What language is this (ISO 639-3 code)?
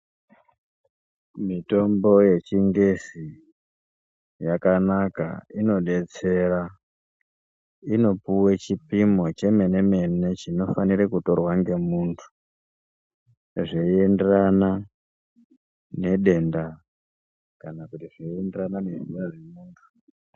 ndc